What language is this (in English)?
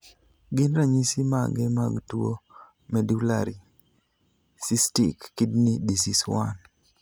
Luo (Kenya and Tanzania)